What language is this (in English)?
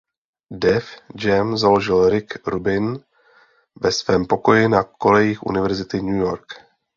Czech